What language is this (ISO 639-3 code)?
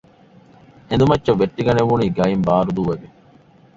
div